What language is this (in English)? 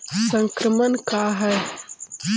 Magahi